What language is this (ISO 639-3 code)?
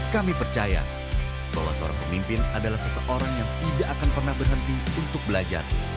ind